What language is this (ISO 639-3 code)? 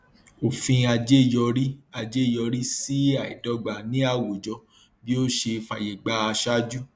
yor